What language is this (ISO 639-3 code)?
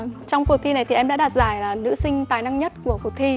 vie